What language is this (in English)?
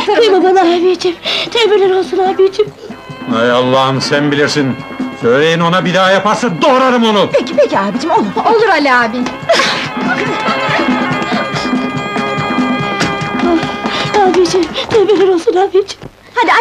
Turkish